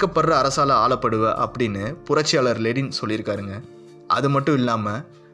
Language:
Tamil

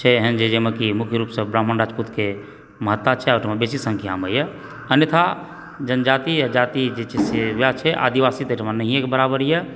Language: Maithili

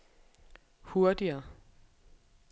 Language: Danish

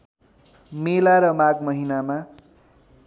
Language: Nepali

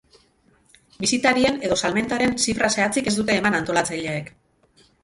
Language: Basque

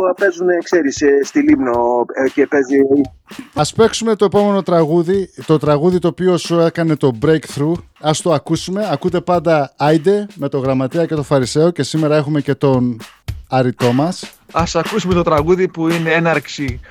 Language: Greek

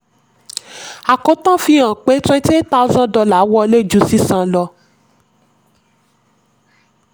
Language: Yoruba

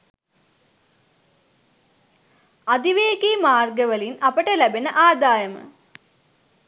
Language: Sinhala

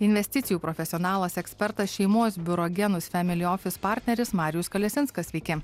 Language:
Lithuanian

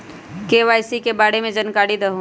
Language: Magahi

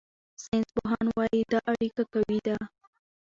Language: Pashto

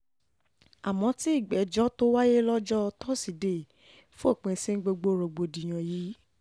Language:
Yoruba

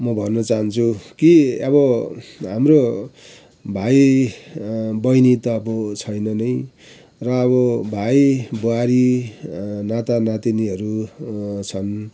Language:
Nepali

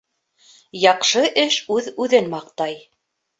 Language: Bashkir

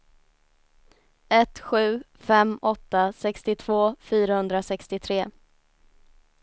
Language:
Swedish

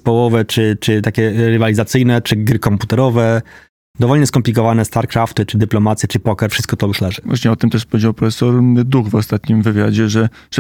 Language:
Polish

